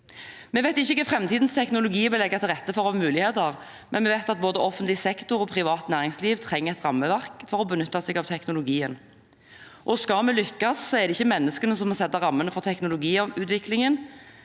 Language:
Norwegian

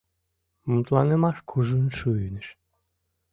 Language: Mari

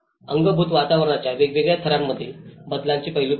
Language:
Marathi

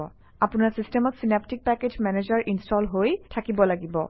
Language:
Assamese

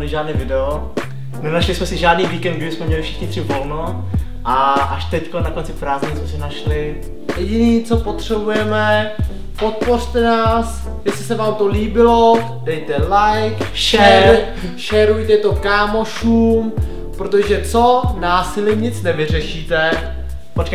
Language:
Czech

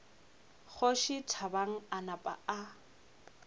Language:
Northern Sotho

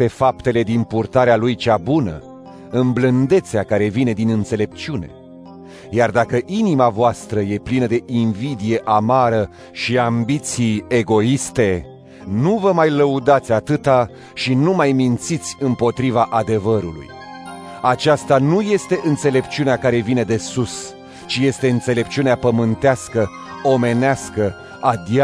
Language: Romanian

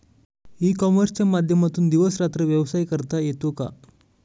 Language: Marathi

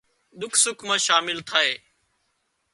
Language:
Wadiyara Koli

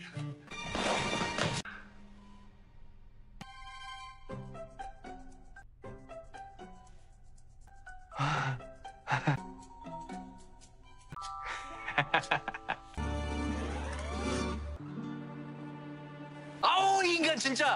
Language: Korean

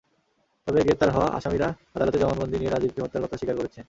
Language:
Bangla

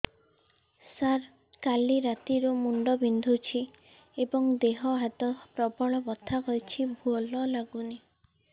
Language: Odia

